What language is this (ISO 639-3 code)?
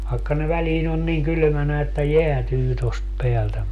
fin